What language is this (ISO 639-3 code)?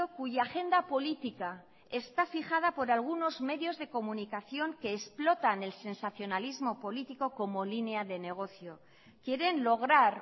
spa